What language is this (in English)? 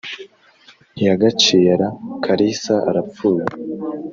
Kinyarwanda